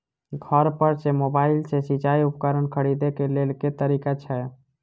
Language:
Maithili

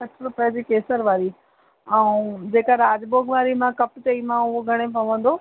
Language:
Sindhi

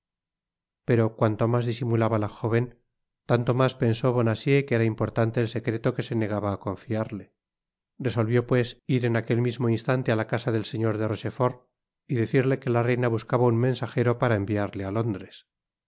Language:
Spanish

